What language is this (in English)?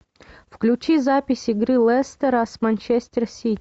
Russian